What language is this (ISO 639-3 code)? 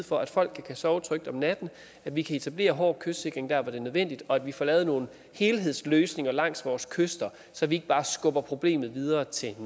dan